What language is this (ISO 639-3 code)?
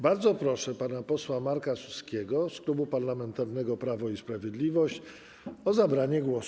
pol